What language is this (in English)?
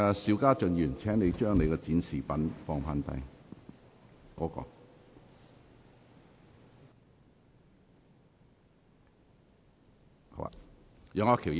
Cantonese